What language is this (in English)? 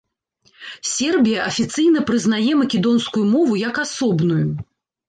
Belarusian